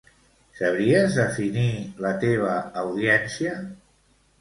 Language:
Catalan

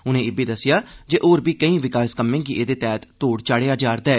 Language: Dogri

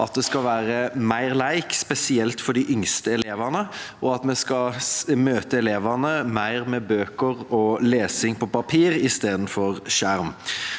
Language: Norwegian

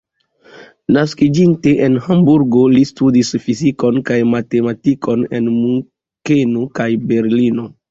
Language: Esperanto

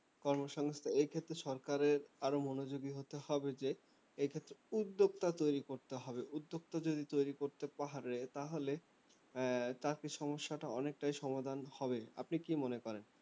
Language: Bangla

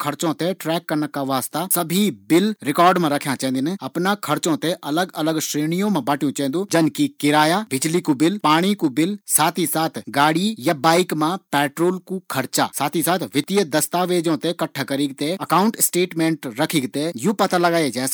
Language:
Garhwali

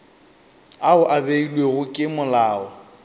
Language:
Northern Sotho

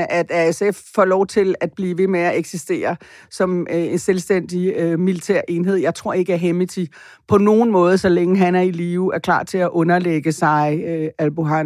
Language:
Danish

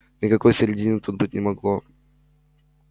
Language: Russian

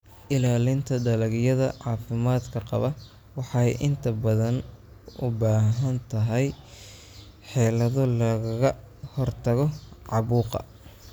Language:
Somali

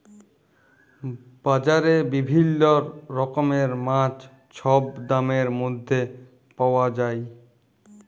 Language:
Bangla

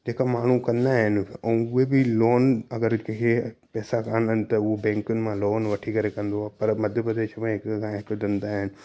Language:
Sindhi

